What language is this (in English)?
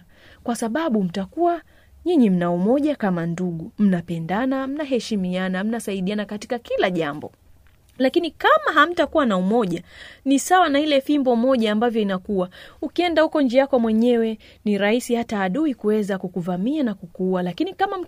Swahili